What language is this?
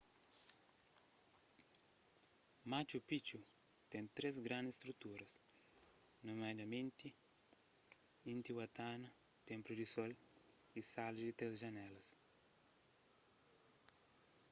Kabuverdianu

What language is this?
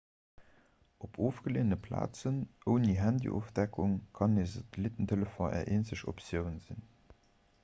Luxembourgish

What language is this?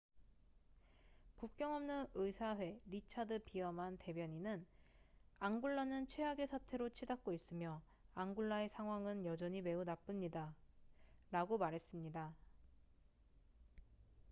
Korean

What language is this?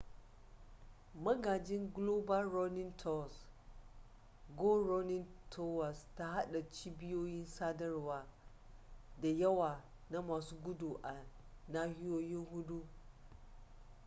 Hausa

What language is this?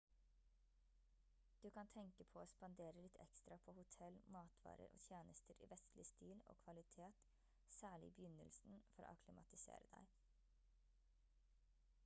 Norwegian Bokmål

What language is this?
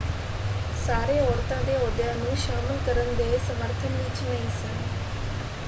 Punjabi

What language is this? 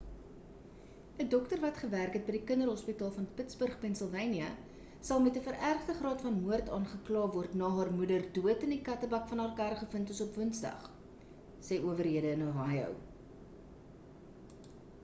Afrikaans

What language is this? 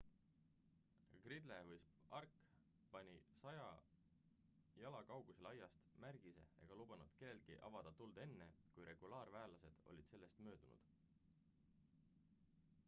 Estonian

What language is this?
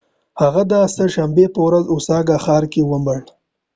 Pashto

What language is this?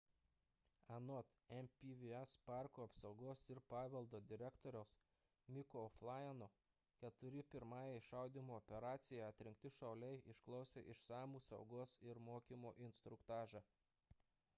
Lithuanian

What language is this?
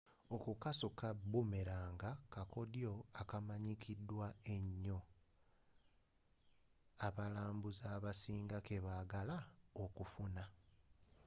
Ganda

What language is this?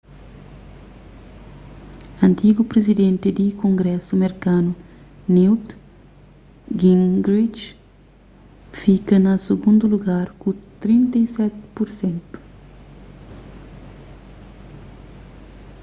Kabuverdianu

